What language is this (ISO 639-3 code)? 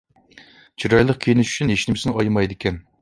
uig